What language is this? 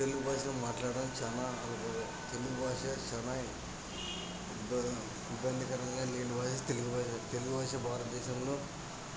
Telugu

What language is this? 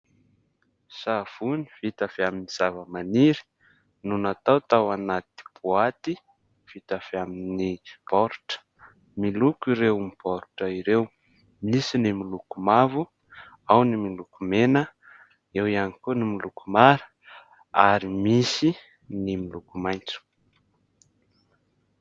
Malagasy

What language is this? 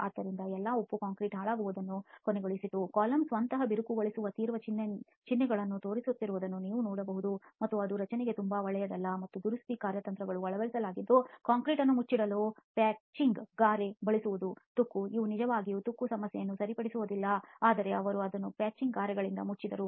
Kannada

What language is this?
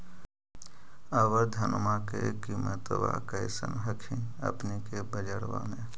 Magahi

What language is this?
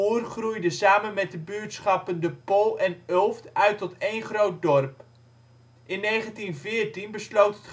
Dutch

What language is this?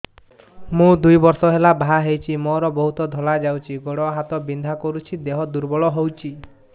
Odia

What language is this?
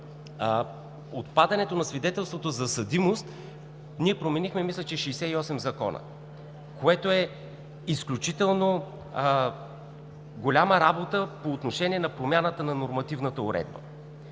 Bulgarian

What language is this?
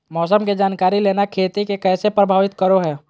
Magahi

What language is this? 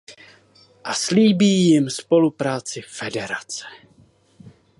Czech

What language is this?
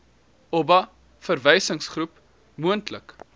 Afrikaans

